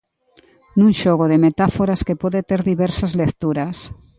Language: Galician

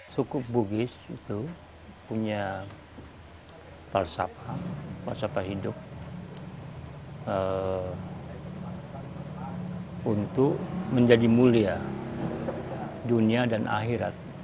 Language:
Indonesian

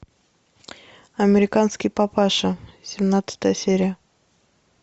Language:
Russian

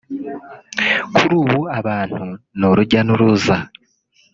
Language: Kinyarwanda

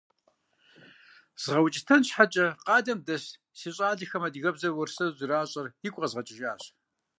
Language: Kabardian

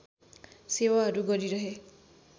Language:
Nepali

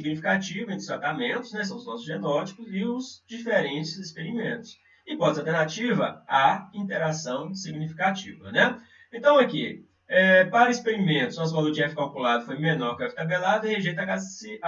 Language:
Portuguese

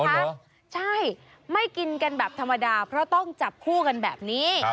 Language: Thai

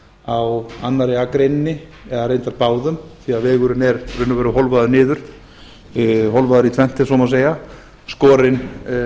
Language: Icelandic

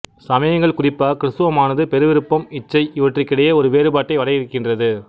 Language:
Tamil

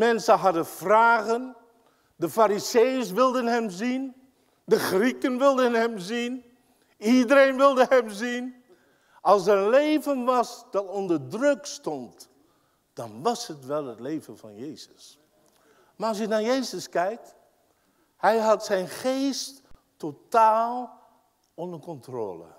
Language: Dutch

